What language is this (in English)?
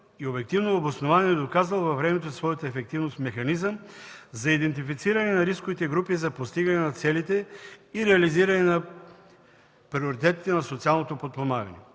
Bulgarian